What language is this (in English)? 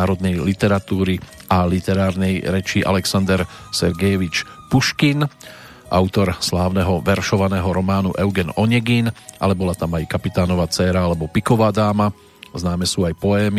Slovak